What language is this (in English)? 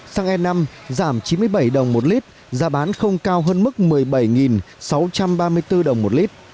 Vietnamese